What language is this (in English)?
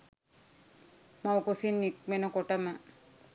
Sinhala